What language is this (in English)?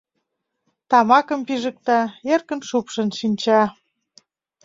Mari